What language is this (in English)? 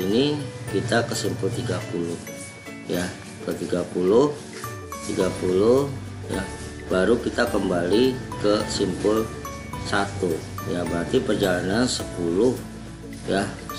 Indonesian